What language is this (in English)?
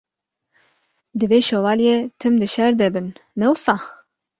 Kurdish